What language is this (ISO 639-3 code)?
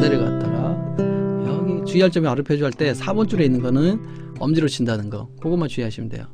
kor